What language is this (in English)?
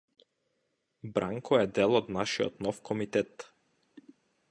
Macedonian